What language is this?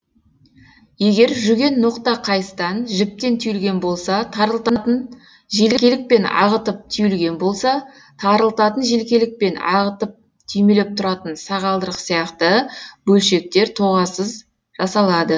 Kazakh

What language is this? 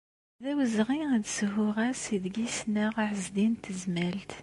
Kabyle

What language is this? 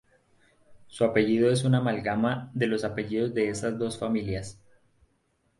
Spanish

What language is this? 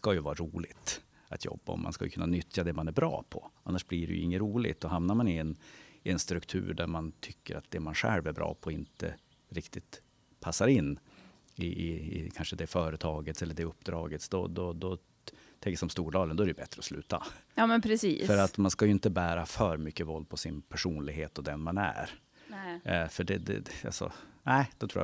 Swedish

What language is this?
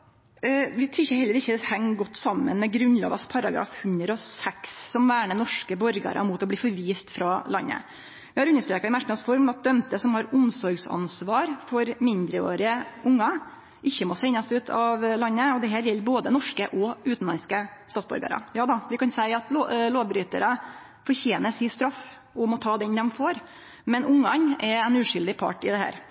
Norwegian Nynorsk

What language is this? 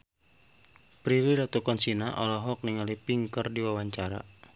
Sundanese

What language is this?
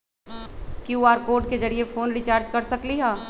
Magahi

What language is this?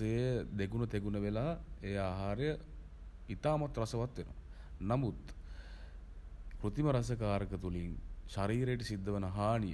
Sinhala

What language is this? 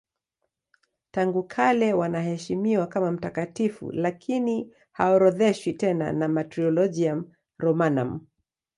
Swahili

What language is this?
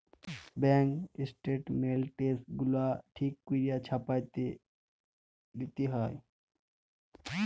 Bangla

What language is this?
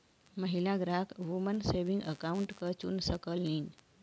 Bhojpuri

